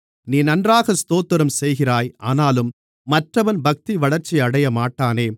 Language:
Tamil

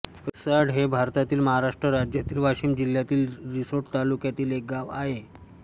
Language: Marathi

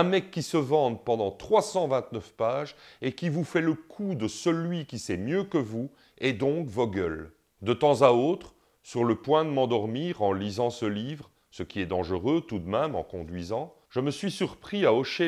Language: French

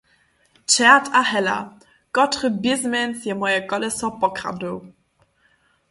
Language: Upper Sorbian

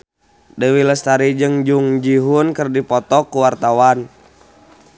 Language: Sundanese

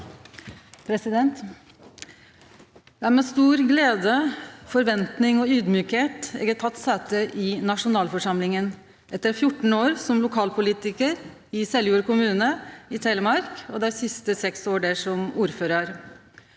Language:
Norwegian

